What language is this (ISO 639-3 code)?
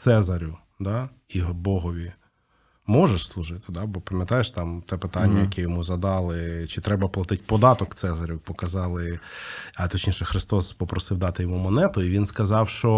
ukr